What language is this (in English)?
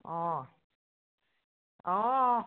Assamese